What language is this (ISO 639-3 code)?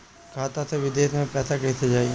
bho